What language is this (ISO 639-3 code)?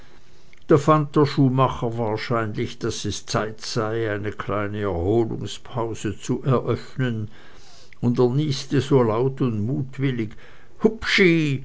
deu